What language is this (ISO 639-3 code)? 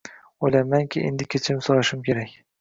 uzb